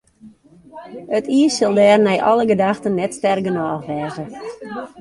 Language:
Western Frisian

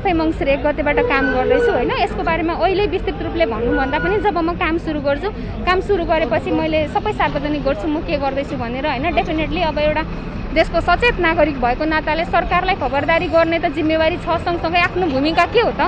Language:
Thai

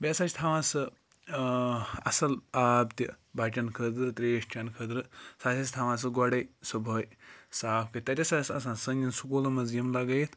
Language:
Kashmiri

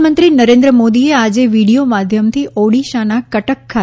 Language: Gujarati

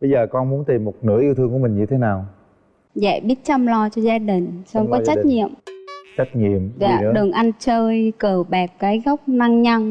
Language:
Vietnamese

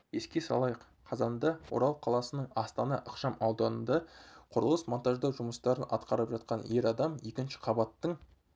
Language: Kazakh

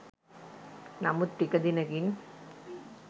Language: Sinhala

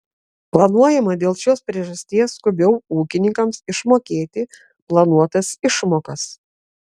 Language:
Lithuanian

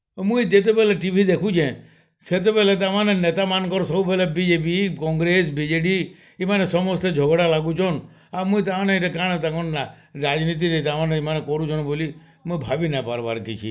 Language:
Odia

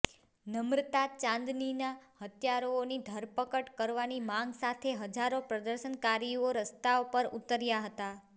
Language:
Gujarati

